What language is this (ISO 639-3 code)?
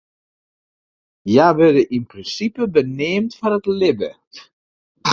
fry